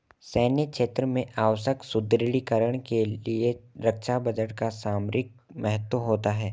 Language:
Hindi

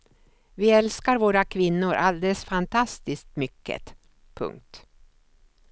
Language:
Swedish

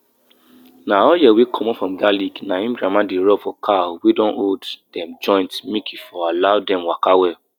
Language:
Nigerian Pidgin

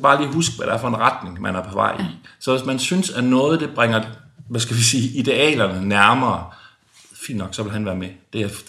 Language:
Danish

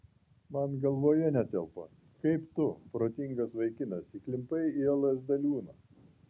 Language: Lithuanian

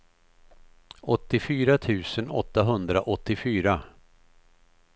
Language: Swedish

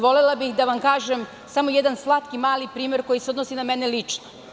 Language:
Serbian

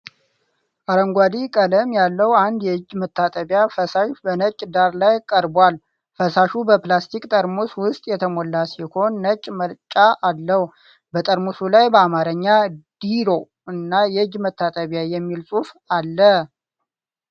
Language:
Amharic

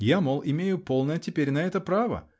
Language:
Russian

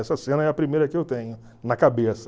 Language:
Portuguese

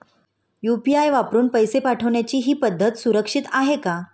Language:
Marathi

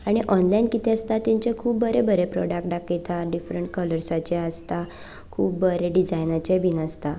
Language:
Konkani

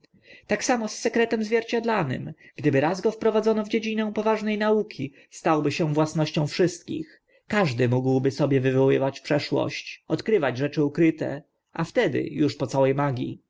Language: Polish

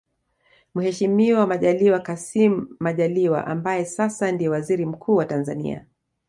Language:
Swahili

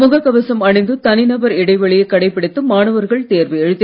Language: Tamil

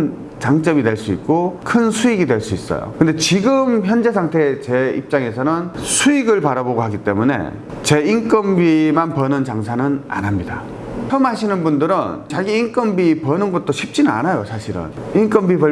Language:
Korean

